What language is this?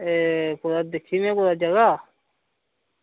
Dogri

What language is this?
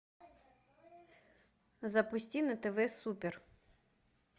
Russian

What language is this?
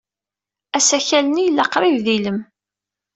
Kabyle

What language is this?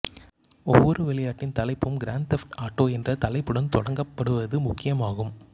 Tamil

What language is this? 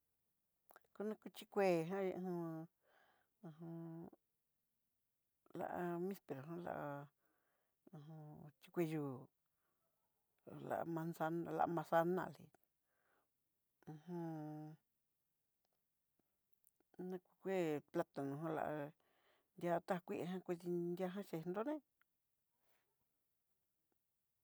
Southeastern Nochixtlán Mixtec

